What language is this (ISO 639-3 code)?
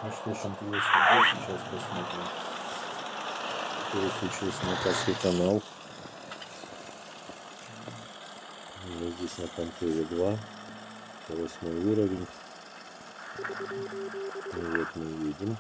rus